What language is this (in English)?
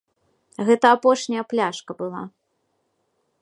Belarusian